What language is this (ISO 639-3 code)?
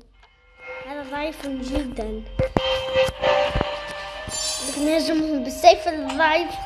ara